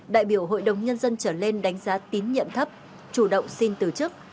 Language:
Vietnamese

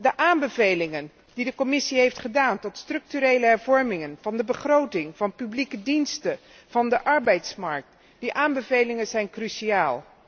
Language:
Dutch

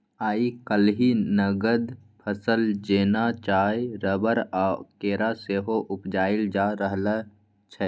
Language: Maithili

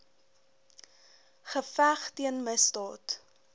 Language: Afrikaans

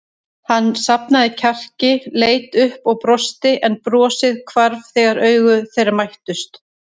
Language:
Icelandic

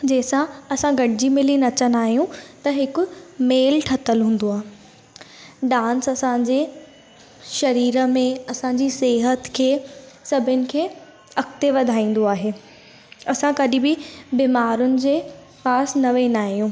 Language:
Sindhi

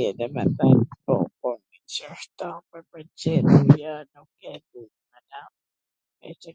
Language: Gheg Albanian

